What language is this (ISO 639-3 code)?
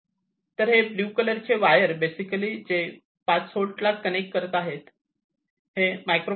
mar